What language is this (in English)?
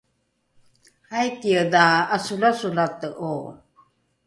Rukai